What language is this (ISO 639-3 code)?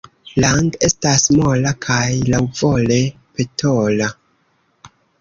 epo